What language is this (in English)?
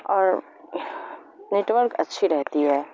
Urdu